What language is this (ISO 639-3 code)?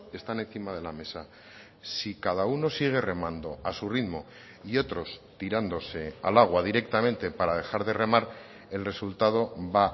spa